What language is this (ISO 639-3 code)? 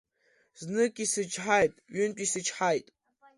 abk